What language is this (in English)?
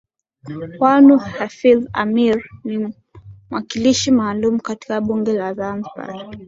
Swahili